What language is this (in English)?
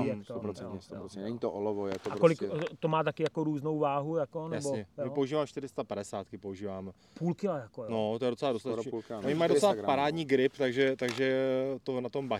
Czech